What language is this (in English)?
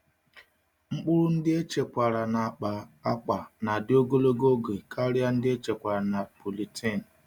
Igbo